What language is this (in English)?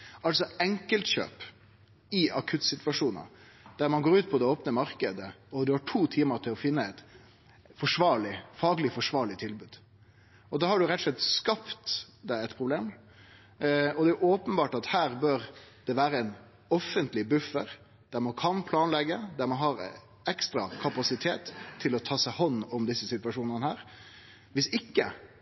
Norwegian Nynorsk